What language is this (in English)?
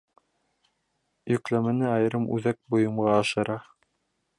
Bashkir